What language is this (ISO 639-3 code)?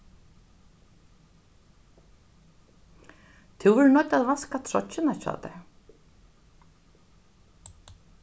fao